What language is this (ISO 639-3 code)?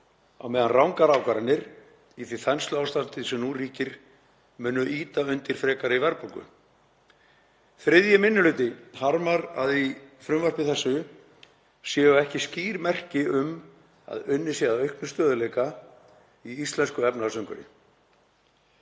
isl